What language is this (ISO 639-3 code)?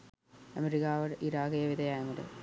sin